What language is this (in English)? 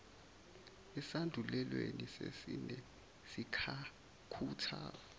Zulu